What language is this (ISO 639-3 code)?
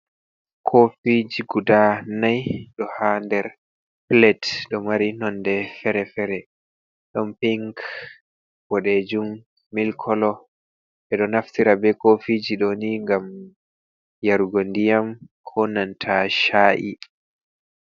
ful